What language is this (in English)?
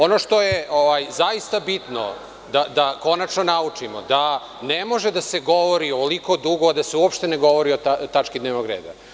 Serbian